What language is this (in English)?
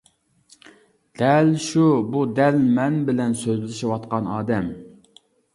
Uyghur